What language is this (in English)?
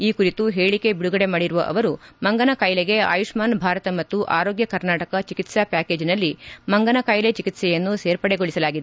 Kannada